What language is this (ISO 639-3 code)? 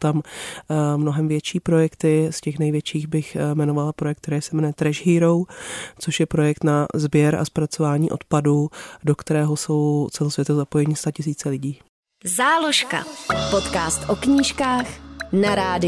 ces